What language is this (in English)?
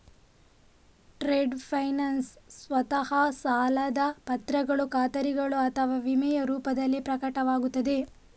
Kannada